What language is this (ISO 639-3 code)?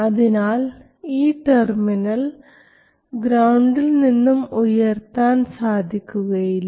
mal